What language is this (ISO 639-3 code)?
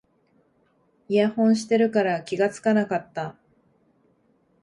jpn